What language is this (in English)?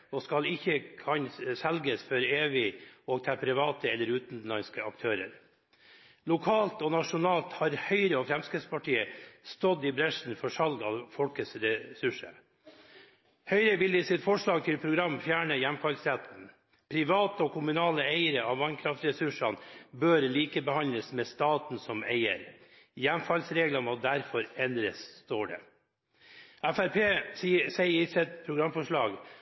Norwegian Bokmål